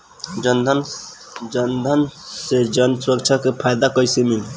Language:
Bhojpuri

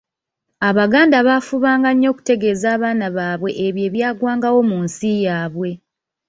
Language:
Ganda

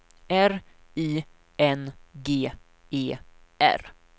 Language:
Swedish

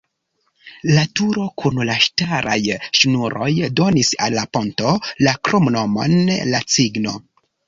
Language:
Esperanto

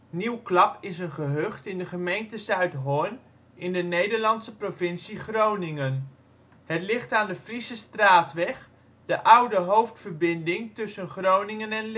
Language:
Dutch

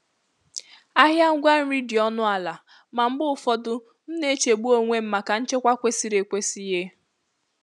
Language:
Igbo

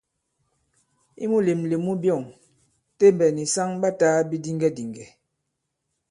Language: Bankon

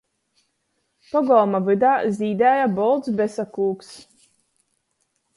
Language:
Latgalian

